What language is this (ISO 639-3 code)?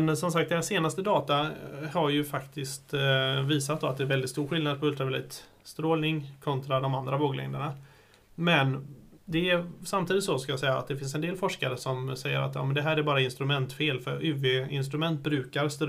swe